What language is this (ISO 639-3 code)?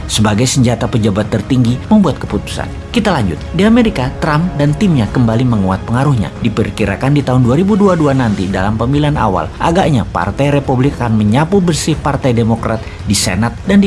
ind